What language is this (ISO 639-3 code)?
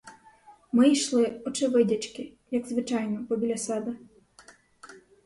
ukr